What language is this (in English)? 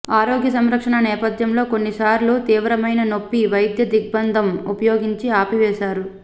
Telugu